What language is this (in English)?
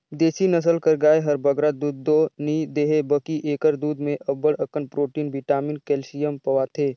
Chhattisgarhi